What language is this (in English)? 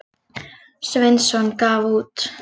Icelandic